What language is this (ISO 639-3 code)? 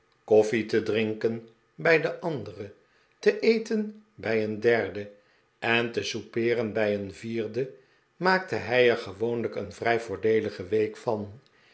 nld